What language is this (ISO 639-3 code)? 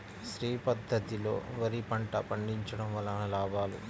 tel